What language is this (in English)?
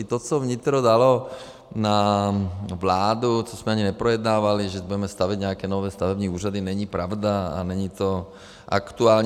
Czech